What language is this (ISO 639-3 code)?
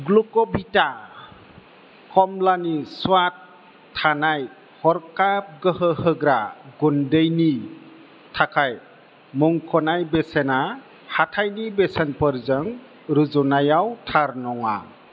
brx